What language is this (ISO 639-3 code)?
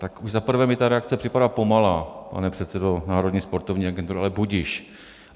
ces